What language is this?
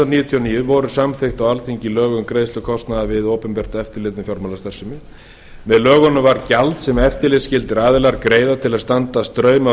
Icelandic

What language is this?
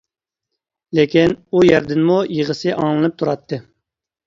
Uyghur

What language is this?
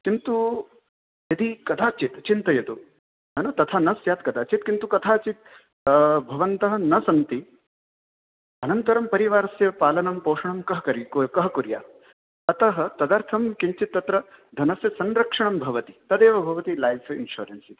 Sanskrit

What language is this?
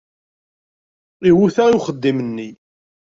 Kabyle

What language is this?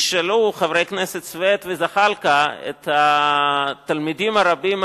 Hebrew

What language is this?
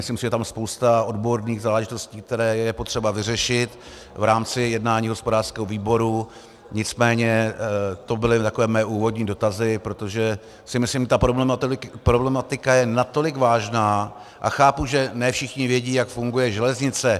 Czech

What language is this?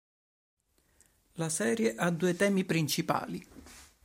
Italian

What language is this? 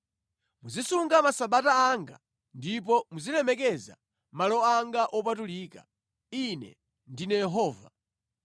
Nyanja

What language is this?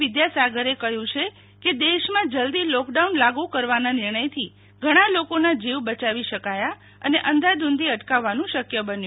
Gujarati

